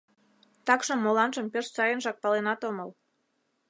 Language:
Mari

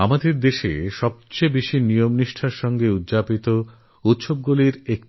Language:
Bangla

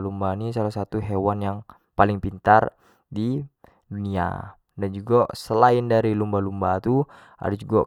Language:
Jambi Malay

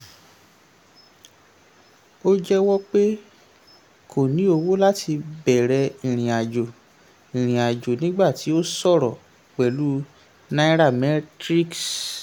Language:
Yoruba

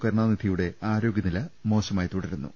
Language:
Malayalam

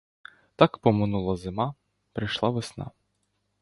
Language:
Ukrainian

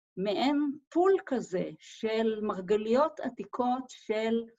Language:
Hebrew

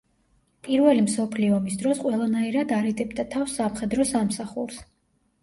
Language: Georgian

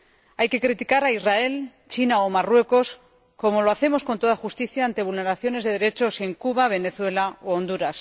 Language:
Spanish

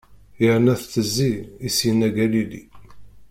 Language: Kabyle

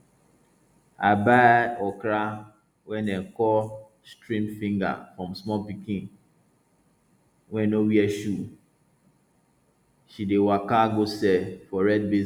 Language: Nigerian Pidgin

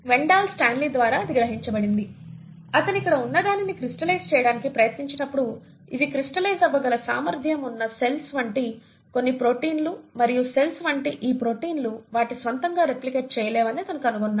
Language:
Telugu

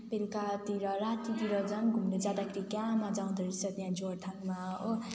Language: Nepali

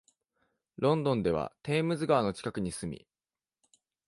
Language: Japanese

